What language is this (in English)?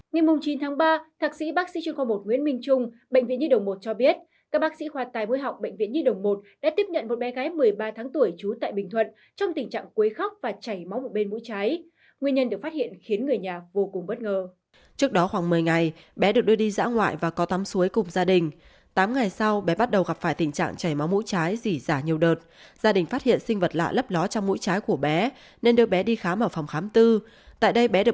Vietnamese